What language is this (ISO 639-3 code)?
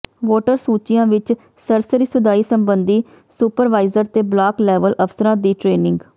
pan